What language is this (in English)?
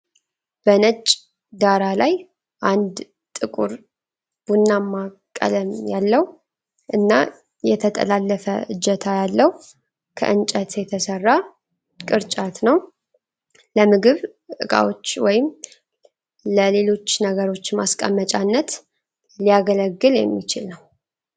Amharic